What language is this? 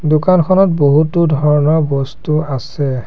Assamese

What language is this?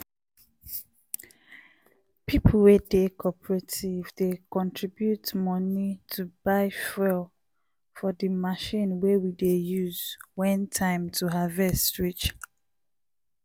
Nigerian Pidgin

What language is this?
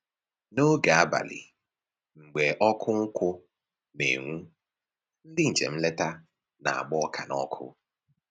Igbo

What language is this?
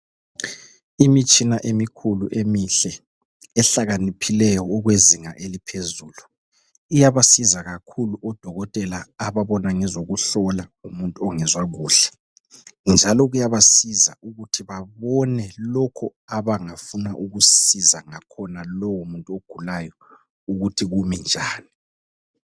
North Ndebele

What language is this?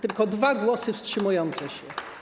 Polish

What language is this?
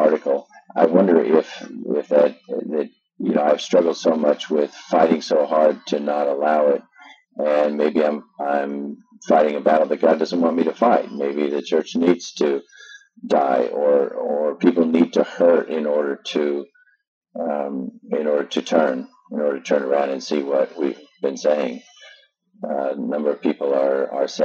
English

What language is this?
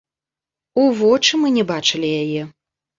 Belarusian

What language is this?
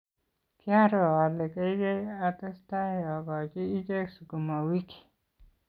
Kalenjin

